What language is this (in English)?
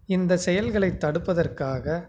Tamil